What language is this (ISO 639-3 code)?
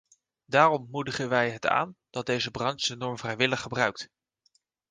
nld